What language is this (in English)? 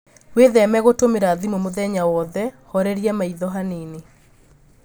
Kikuyu